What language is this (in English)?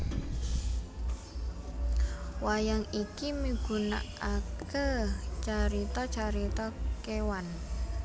Javanese